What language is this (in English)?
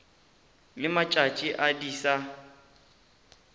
Northern Sotho